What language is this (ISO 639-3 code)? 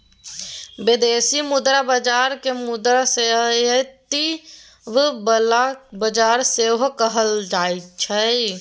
mai